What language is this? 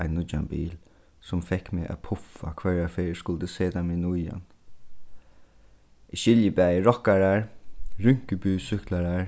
Faroese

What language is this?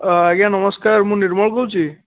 Odia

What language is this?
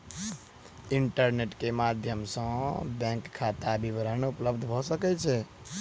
Maithili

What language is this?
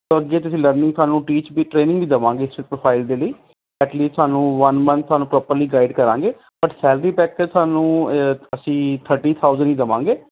Punjabi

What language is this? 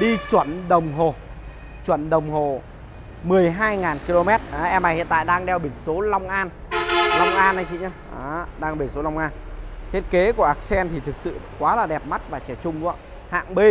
Vietnamese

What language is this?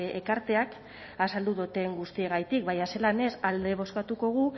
Basque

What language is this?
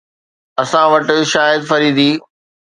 Sindhi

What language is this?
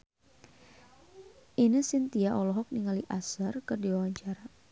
Sundanese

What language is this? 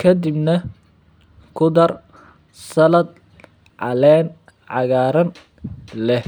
Somali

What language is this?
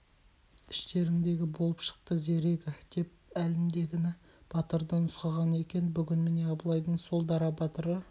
Kazakh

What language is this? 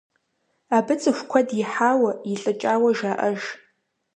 Kabardian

